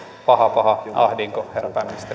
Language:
Finnish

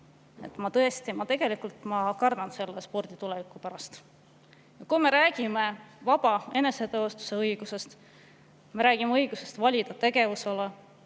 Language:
Estonian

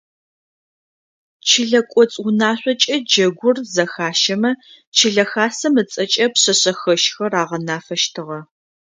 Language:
Adyghe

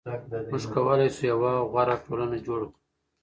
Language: Pashto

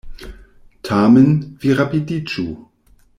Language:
Esperanto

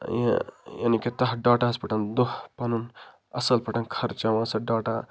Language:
Kashmiri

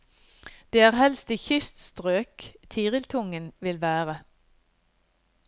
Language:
Norwegian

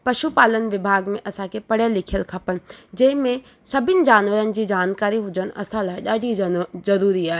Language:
Sindhi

